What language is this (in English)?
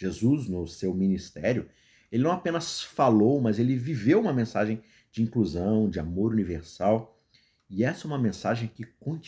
Portuguese